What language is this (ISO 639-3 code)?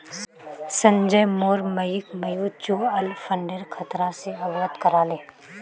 mag